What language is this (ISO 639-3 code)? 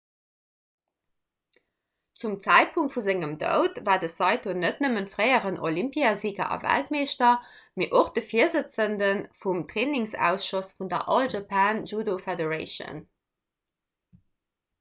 ltz